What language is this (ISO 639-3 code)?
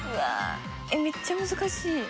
jpn